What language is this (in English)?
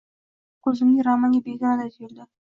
Uzbek